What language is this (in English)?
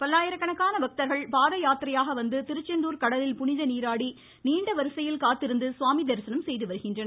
Tamil